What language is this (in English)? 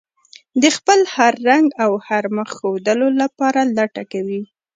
Pashto